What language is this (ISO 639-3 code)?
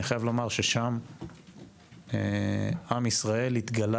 heb